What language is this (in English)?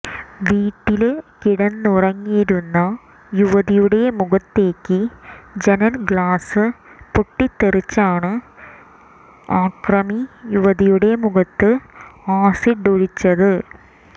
Malayalam